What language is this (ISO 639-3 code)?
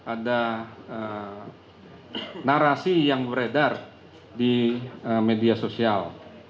ind